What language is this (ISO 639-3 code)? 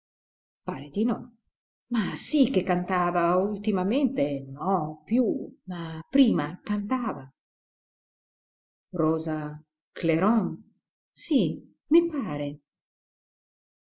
ita